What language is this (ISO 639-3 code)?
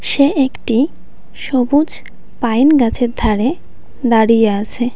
ben